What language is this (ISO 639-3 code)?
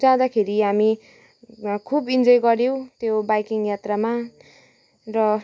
nep